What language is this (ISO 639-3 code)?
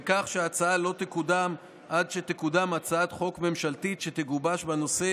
heb